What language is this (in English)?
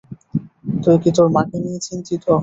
Bangla